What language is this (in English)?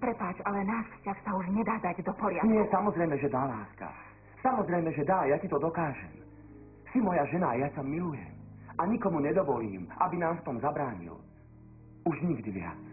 Slovak